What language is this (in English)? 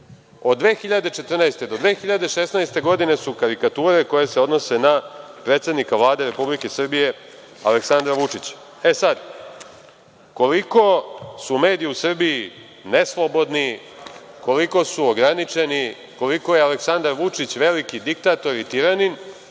Serbian